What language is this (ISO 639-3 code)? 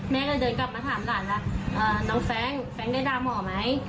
tha